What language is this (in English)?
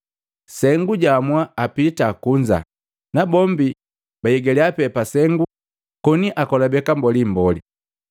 Matengo